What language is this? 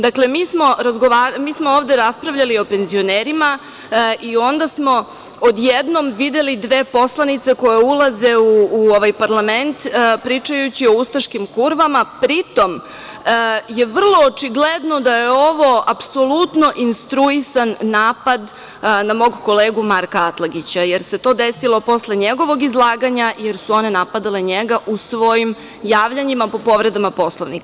Serbian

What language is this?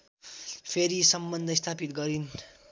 Nepali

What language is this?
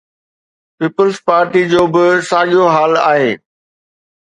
Sindhi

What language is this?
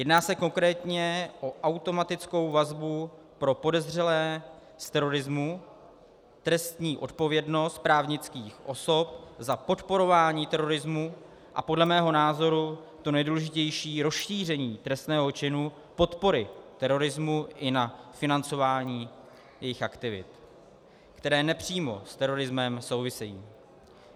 Czech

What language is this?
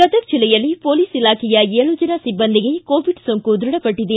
Kannada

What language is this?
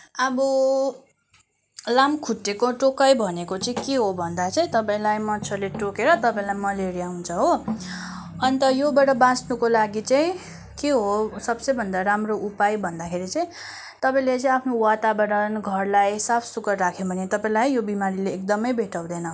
Nepali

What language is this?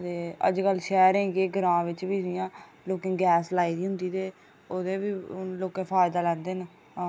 Dogri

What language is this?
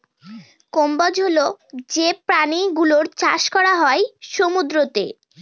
Bangla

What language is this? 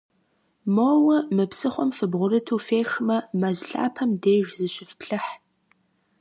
Kabardian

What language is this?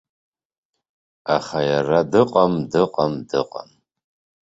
Abkhazian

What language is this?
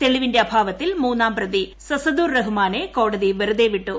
Malayalam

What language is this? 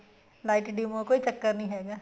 Punjabi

